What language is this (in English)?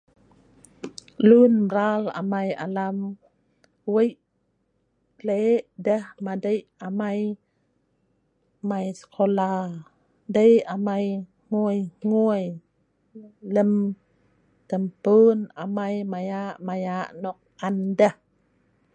Sa'ban